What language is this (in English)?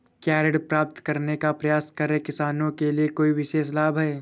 Hindi